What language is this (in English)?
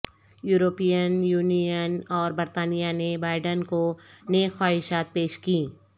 Urdu